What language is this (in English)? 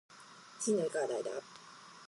Japanese